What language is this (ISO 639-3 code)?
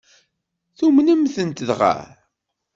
kab